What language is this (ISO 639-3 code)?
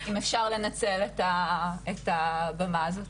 heb